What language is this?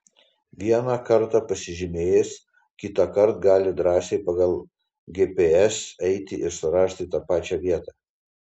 Lithuanian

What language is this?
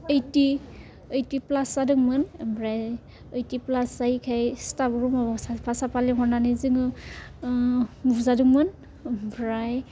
Bodo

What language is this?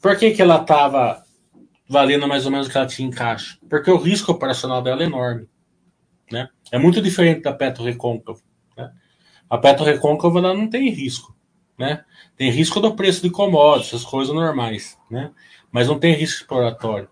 Portuguese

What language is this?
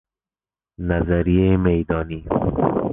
Persian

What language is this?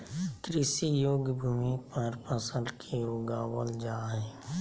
Magahi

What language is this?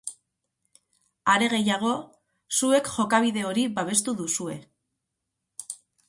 Basque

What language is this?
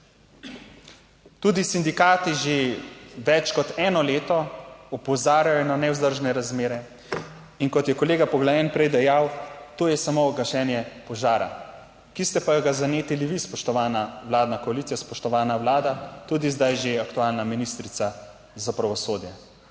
Slovenian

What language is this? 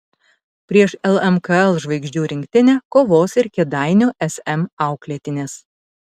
Lithuanian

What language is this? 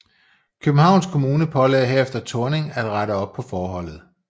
Danish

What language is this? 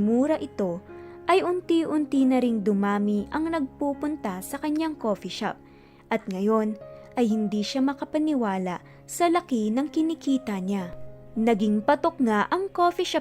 Filipino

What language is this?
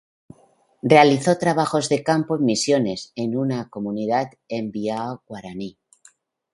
Spanish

